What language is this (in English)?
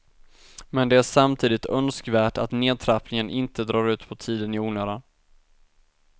Swedish